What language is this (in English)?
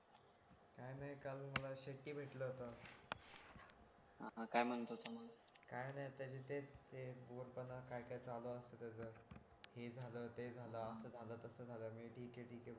Marathi